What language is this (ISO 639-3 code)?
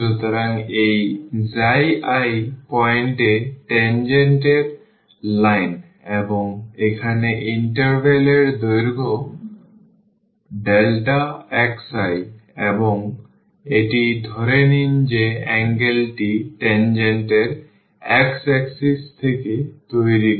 ben